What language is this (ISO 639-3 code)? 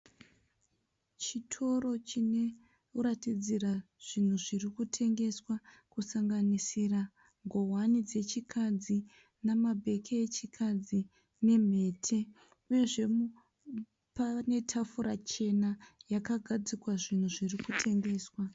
sna